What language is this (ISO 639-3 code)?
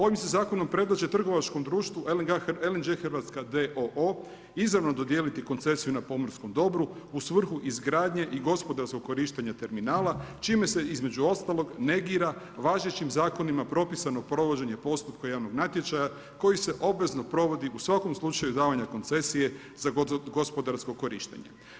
hrv